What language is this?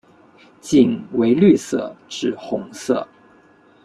Chinese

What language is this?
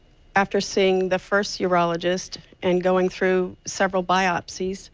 English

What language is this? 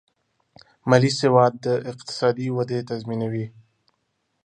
Pashto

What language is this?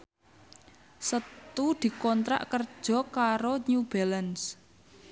Javanese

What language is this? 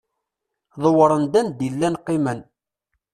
Kabyle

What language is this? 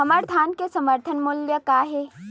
Chhattisgarhi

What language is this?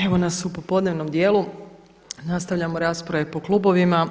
Croatian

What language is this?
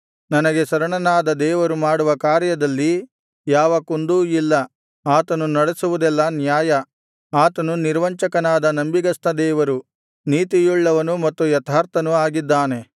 Kannada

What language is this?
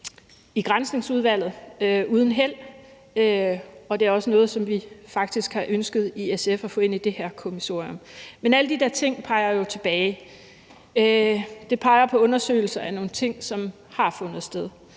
Danish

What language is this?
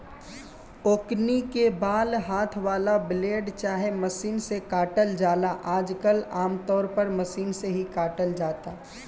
Bhojpuri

